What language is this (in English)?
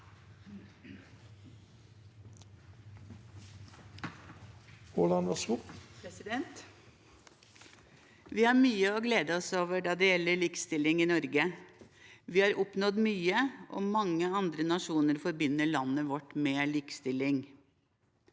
Norwegian